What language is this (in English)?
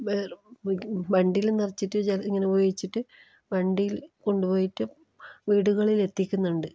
Malayalam